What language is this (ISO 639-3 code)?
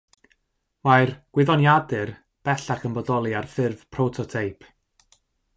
cym